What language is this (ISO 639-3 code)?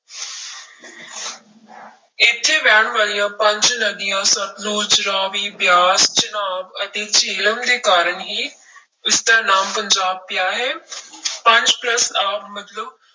pan